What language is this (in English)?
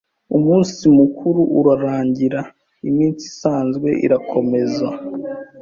Kinyarwanda